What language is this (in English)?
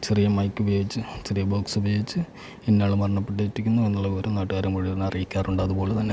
Malayalam